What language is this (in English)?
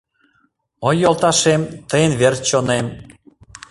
Mari